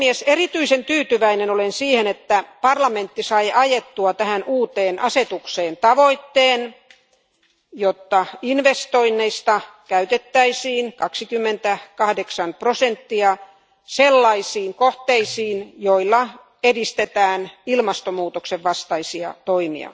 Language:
Finnish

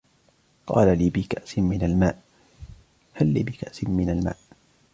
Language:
Arabic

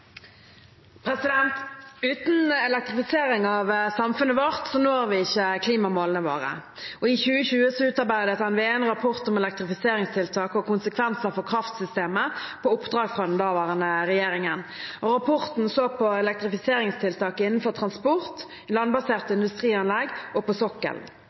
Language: Norwegian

